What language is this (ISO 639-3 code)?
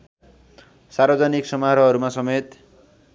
nep